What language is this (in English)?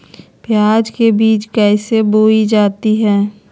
Magahi